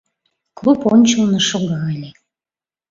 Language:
Mari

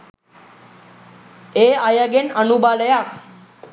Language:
Sinhala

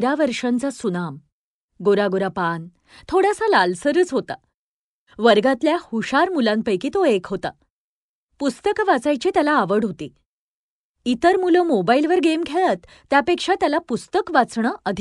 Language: Marathi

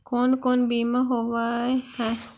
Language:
Magahi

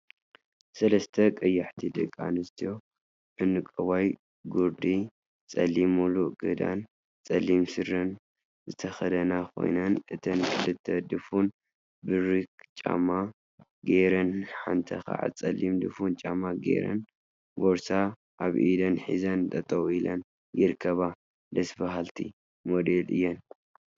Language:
Tigrinya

